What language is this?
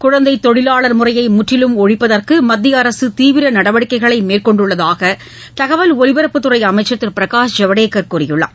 Tamil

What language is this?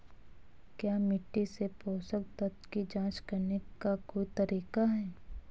Hindi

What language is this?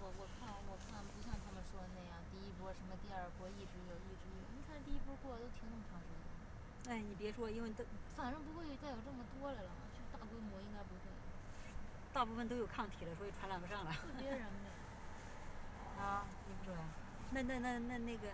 Chinese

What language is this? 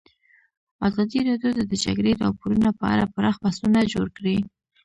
Pashto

